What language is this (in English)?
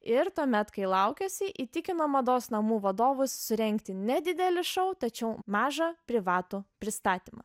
Lithuanian